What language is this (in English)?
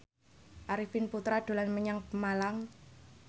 Javanese